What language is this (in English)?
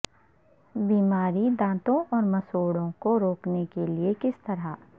Urdu